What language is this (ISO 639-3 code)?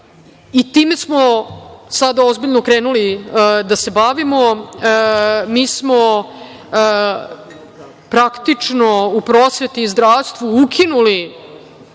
srp